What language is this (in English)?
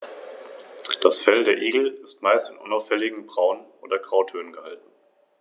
German